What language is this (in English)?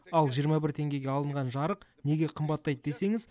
Kazakh